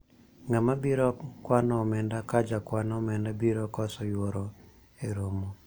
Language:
Luo (Kenya and Tanzania)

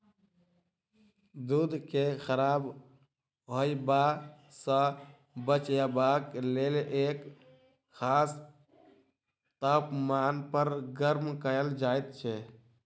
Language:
Maithili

